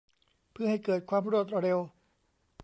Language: Thai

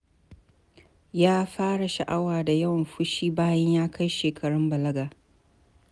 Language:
Hausa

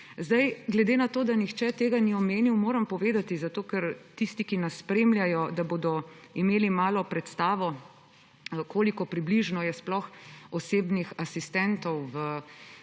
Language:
Slovenian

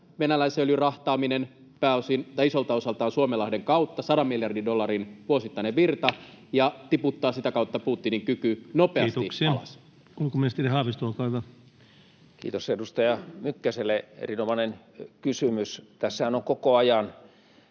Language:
Finnish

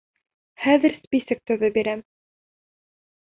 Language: Bashkir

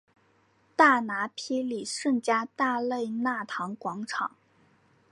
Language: Chinese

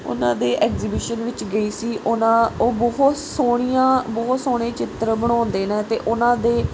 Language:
Punjabi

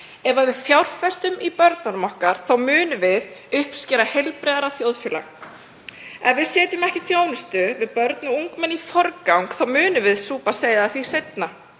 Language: Icelandic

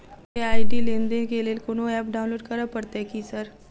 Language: Maithili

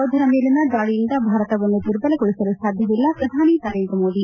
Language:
Kannada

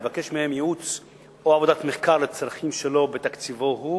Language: Hebrew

